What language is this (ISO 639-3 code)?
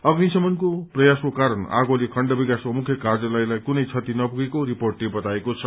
nep